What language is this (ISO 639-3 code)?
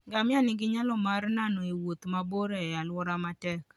luo